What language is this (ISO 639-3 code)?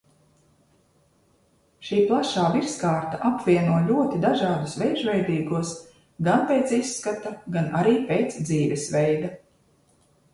lav